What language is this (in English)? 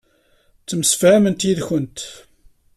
Kabyle